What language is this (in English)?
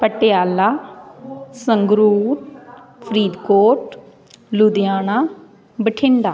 Punjabi